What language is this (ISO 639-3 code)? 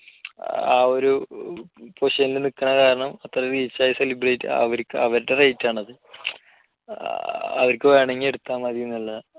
mal